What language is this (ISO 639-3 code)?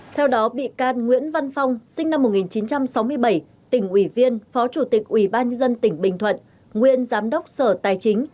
vie